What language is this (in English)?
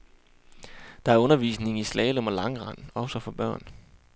Danish